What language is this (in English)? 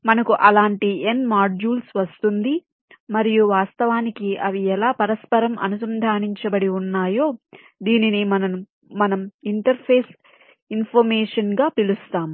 Telugu